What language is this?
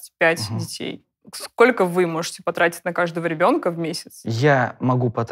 Russian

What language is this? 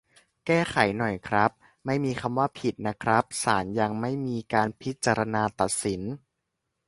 Thai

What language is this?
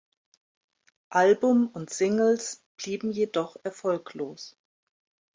German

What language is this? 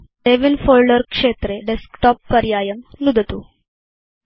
Sanskrit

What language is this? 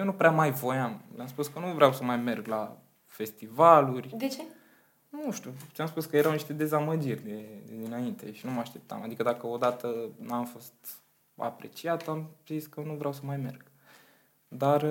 Romanian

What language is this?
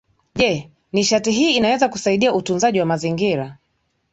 Swahili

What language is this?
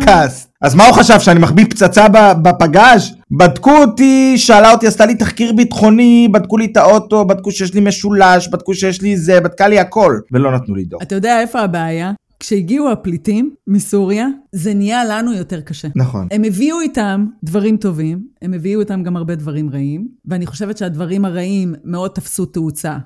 Hebrew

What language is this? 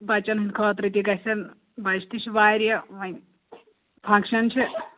Kashmiri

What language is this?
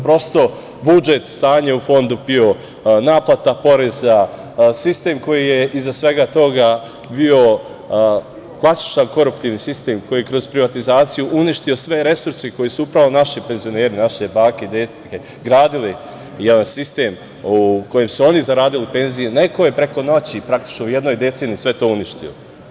Serbian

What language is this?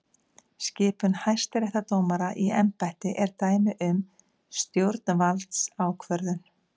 Icelandic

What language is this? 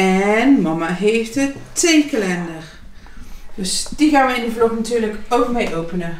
Dutch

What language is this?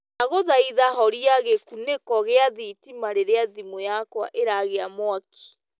Kikuyu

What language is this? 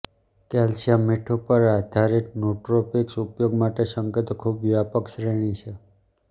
Gujarati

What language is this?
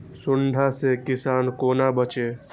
Maithili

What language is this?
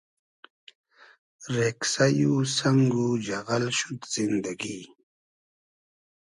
Hazaragi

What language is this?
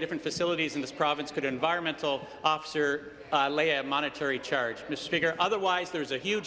English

